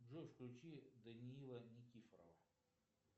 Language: Russian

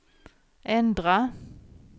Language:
Swedish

